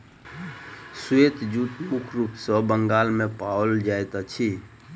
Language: Maithili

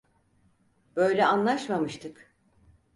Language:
Turkish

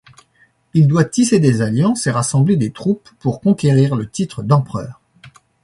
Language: French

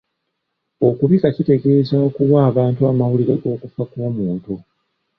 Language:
Ganda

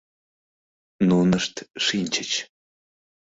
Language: Mari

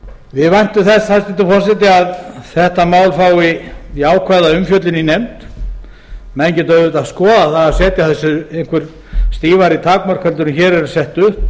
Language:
Icelandic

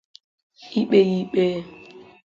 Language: Igbo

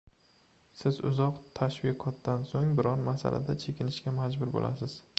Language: Uzbek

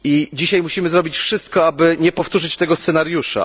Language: Polish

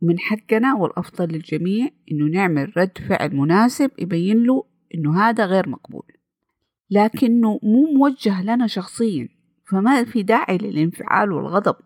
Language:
Arabic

